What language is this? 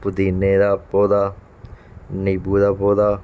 Punjabi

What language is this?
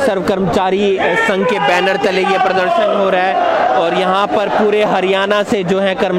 Hindi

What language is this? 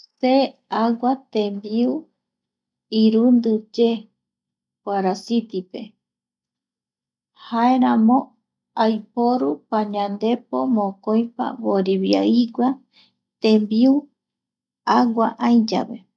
Eastern Bolivian Guaraní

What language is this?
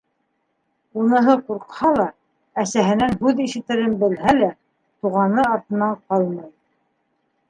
Bashkir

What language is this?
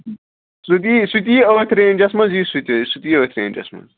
Kashmiri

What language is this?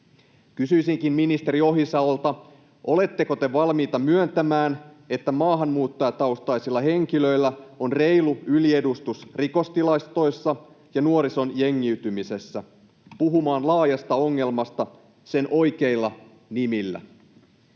Finnish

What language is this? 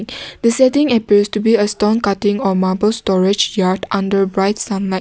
English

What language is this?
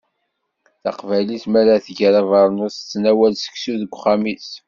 Kabyle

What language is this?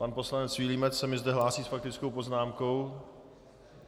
Czech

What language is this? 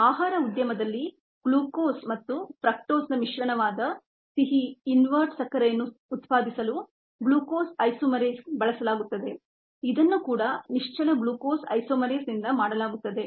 Kannada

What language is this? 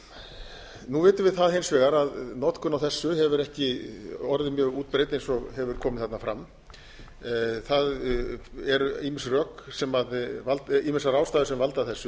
Icelandic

